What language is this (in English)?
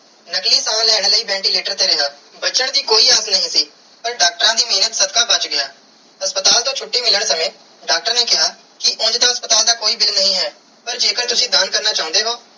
Punjabi